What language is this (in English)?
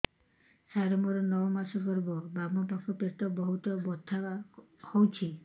Odia